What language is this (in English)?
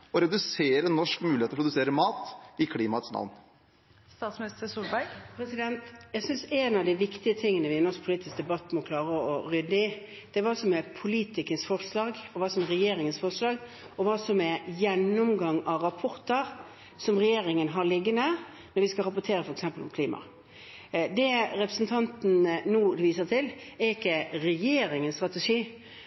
Norwegian Bokmål